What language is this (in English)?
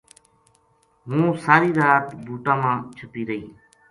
Gujari